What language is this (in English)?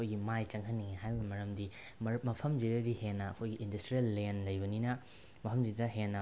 Manipuri